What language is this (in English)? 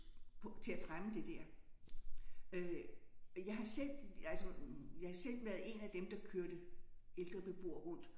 Danish